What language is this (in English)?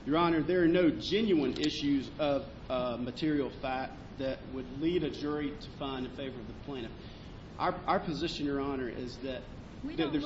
English